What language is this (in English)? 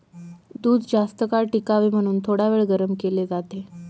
Marathi